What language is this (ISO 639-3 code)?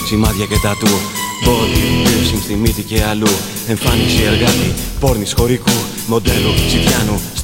ell